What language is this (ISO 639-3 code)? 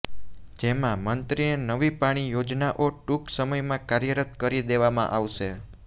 guj